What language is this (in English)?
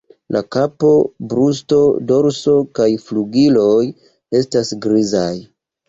Esperanto